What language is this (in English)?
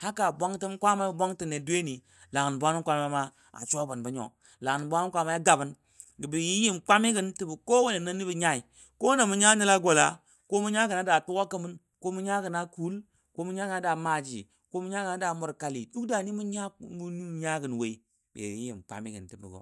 Dadiya